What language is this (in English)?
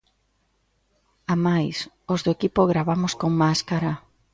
Galician